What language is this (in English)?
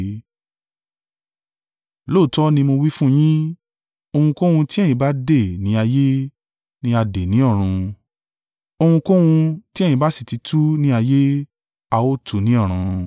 Yoruba